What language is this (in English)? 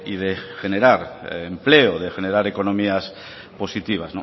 Spanish